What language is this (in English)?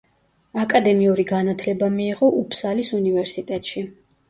Georgian